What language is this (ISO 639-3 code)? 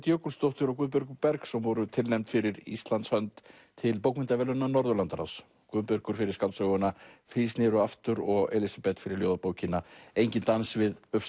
isl